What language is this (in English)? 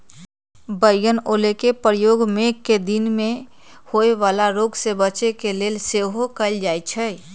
Magahi